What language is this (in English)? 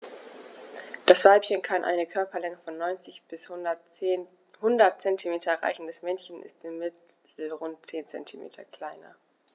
German